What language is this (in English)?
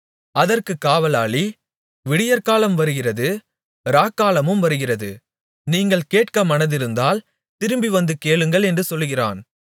Tamil